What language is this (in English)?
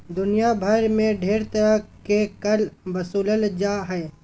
Magahi